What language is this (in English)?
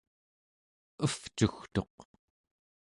Central Yupik